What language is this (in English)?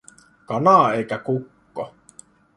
Finnish